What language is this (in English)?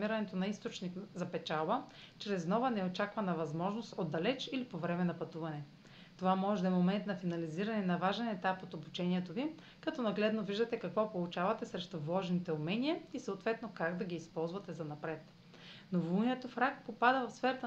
Bulgarian